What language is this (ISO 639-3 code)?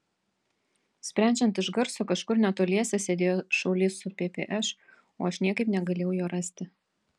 lit